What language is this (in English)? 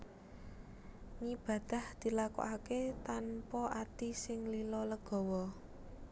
Javanese